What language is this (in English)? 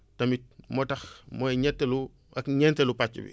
Wolof